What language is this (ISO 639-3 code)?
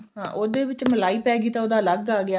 pan